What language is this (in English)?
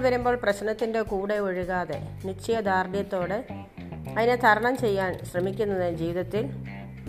Malayalam